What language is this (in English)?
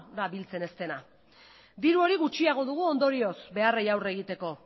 Basque